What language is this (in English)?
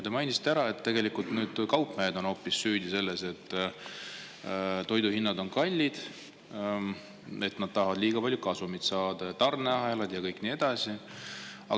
Estonian